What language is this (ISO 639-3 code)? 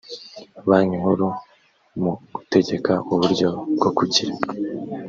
kin